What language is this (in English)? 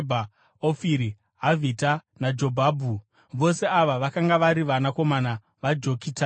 Shona